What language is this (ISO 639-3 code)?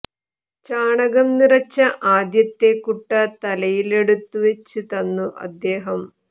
mal